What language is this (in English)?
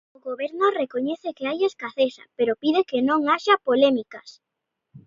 Galician